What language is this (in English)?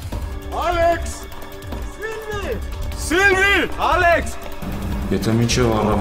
Romanian